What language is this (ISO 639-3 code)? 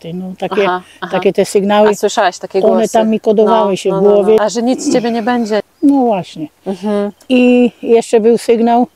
pol